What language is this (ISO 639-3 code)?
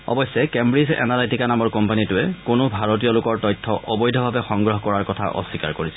asm